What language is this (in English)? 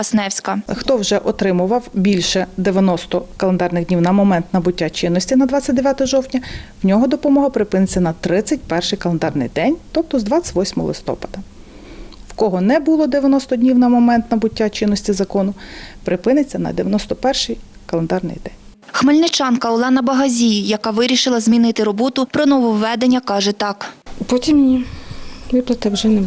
Ukrainian